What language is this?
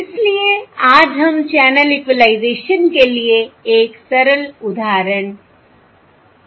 Hindi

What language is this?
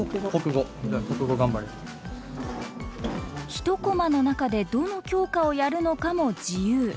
Japanese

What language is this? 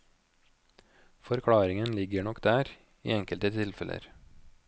Norwegian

